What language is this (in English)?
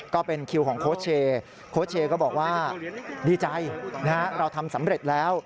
Thai